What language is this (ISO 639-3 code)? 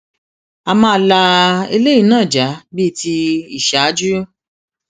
yor